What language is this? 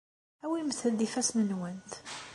Kabyle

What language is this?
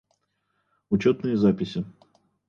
Russian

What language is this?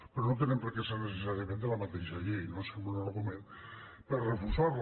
Catalan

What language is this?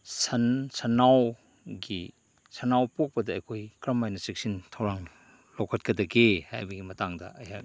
Manipuri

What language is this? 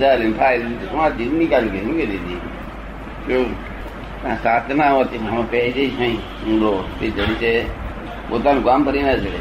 Gujarati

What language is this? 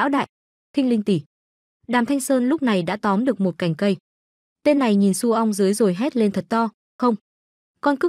Vietnamese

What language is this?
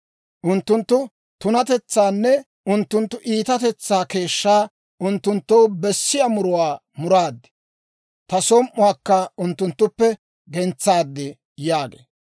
Dawro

